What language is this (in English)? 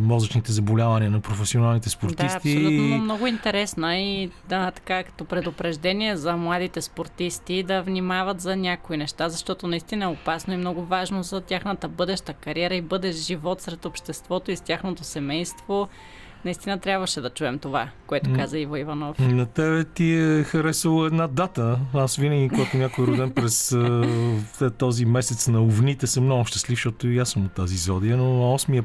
Bulgarian